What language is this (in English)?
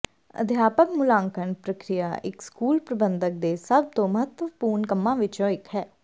Punjabi